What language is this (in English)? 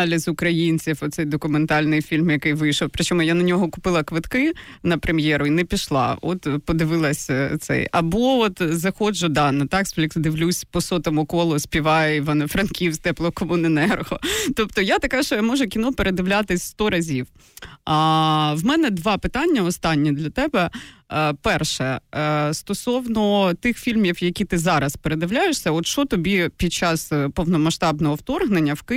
Ukrainian